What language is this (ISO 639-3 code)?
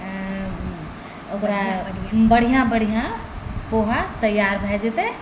mai